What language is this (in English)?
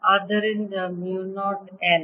Kannada